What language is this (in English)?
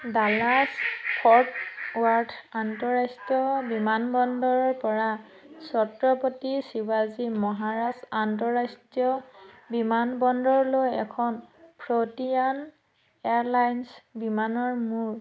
Assamese